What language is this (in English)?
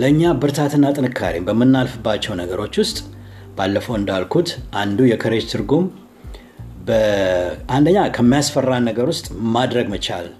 Amharic